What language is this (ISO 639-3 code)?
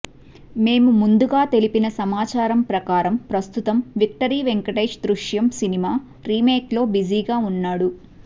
tel